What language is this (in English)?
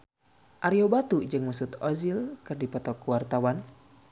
Sundanese